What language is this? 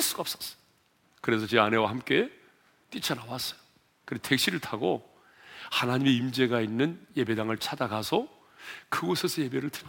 Korean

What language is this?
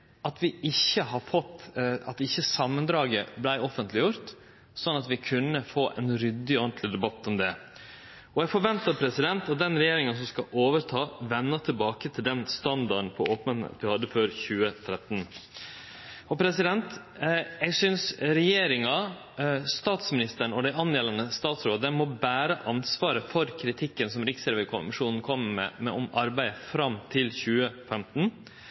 Norwegian Nynorsk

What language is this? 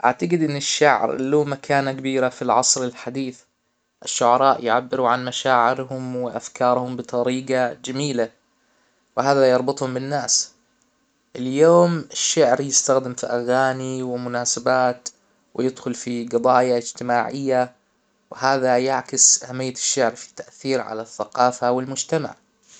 Hijazi Arabic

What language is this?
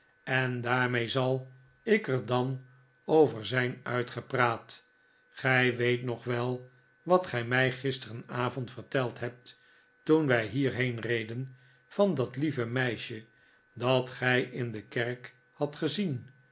Dutch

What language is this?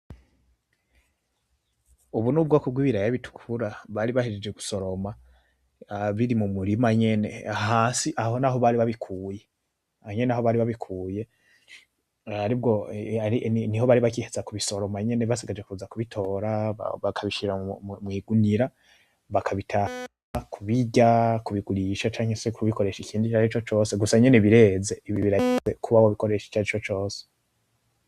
Rundi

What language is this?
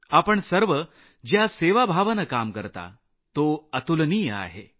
Marathi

